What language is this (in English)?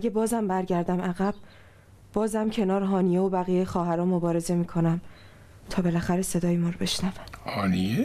Persian